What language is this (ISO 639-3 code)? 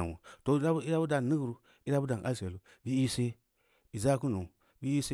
ndi